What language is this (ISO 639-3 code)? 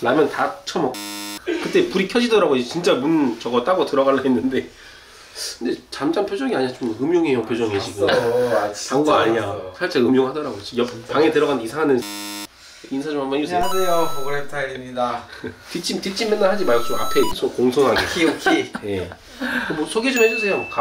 kor